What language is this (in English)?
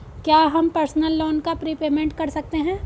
Hindi